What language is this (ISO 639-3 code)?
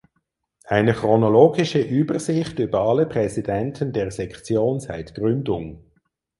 deu